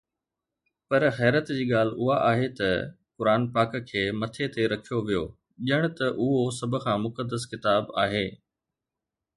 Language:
Sindhi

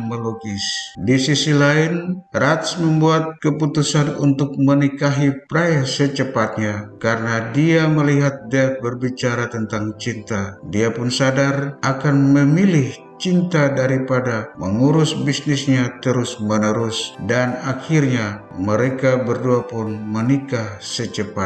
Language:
Indonesian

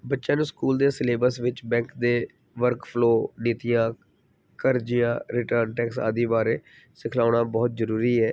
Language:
Punjabi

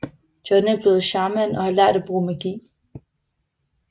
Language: Danish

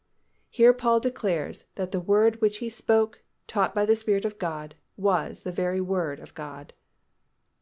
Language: English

